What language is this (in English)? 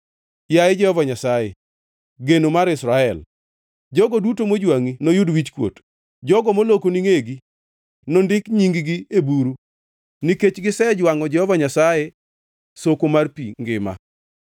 Luo (Kenya and Tanzania)